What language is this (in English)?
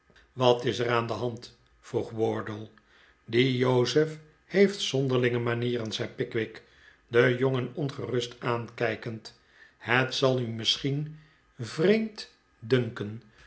Dutch